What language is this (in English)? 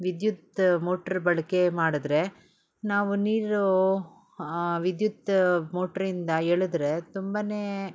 Kannada